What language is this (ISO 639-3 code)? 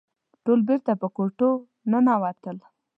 pus